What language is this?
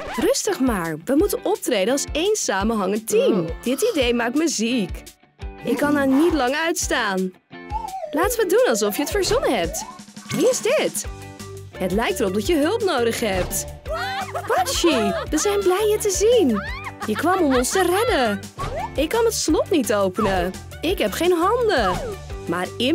Dutch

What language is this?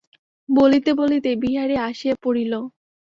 Bangla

